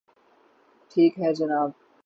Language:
Urdu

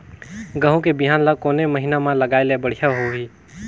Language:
Chhattisgarhi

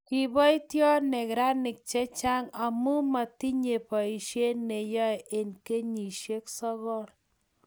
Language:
Kalenjin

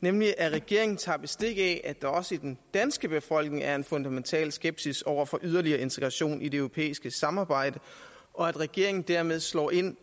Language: Danish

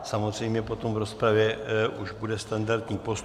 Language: Czech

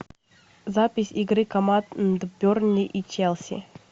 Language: Russian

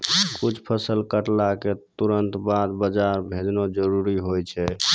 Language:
Maithili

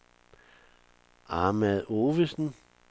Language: Danish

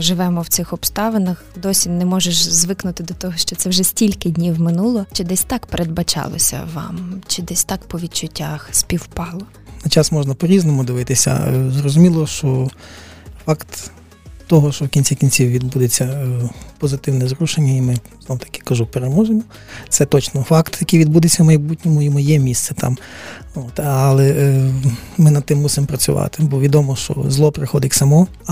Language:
Ukrainian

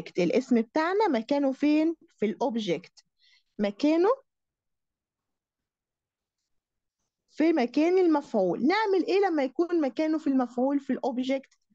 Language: Arabic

